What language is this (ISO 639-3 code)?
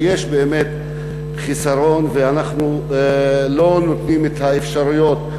heb